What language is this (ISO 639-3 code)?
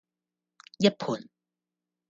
yue